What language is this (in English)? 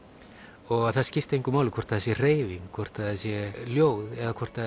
Icelandic